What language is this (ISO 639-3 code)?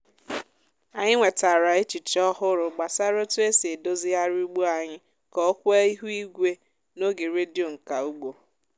ibo